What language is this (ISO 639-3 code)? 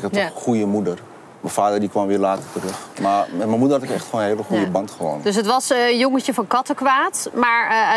nld